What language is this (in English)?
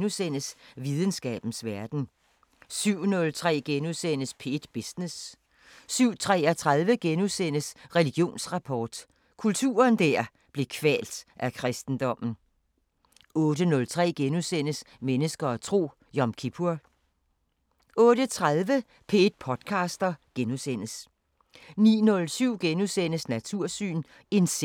Danish